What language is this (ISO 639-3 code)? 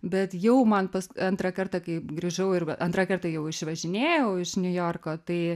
lit